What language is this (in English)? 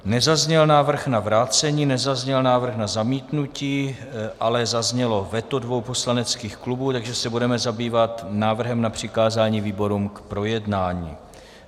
Czech